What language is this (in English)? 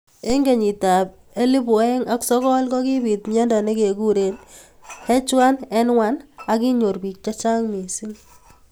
Kalenjin